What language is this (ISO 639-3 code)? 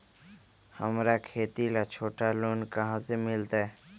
mag